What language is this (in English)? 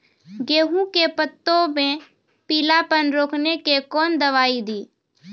Maithili